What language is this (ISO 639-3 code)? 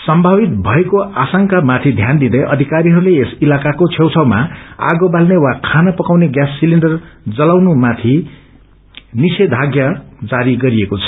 nep